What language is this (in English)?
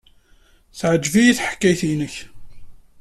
Kabyle